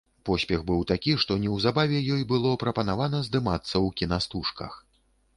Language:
Belarusian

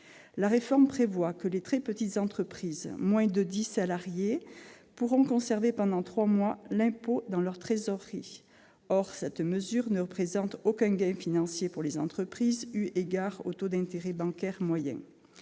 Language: French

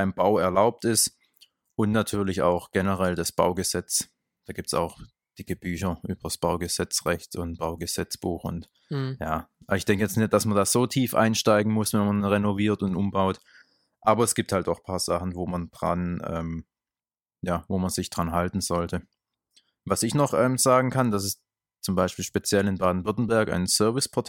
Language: German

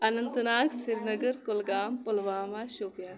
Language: Kashmiri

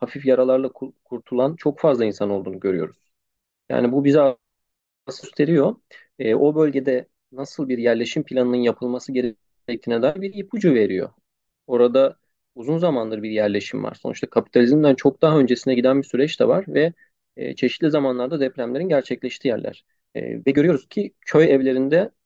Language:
Turkish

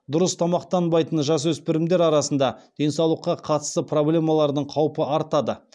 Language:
Kazakh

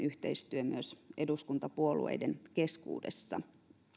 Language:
Finnish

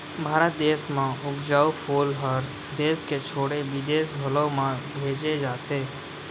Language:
Chhattisgarhi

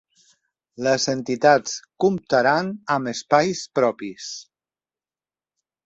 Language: Catalan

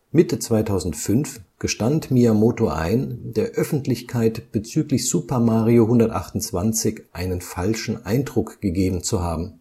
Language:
German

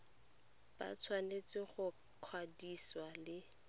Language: Tswana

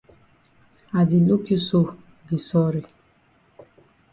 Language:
Cameroon Pidgin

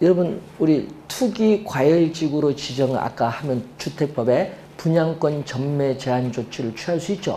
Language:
Korean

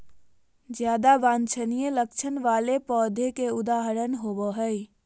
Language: Magahi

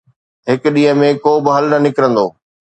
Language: Sindhi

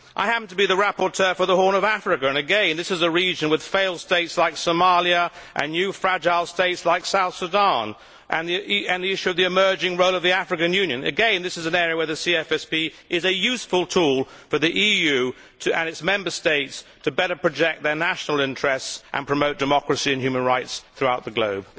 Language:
English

